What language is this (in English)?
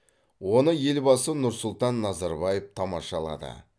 Kazakh